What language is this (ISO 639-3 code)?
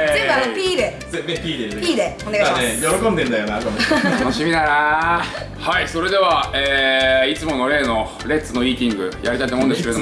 jpn